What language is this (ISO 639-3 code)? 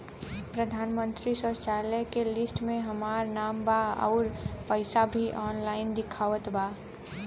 bho